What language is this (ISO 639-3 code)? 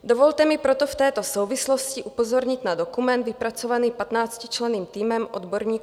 ces